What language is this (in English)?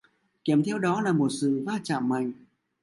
Vietnamese